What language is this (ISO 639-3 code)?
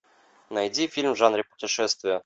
rus